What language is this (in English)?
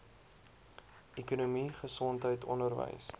Afrikaans